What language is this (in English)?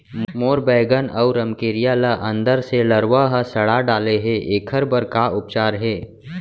Chhattisgarhi